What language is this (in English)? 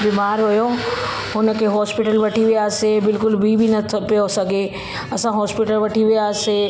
Sindhi